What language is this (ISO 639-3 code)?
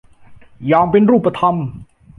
tha